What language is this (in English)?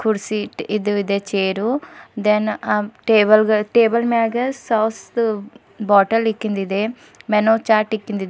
Kannada